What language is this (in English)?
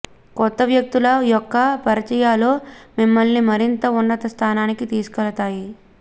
Telugu